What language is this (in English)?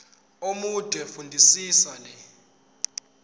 Zulu